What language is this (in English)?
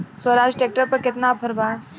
Bhojpuri